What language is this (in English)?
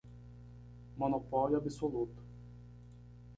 Portuguese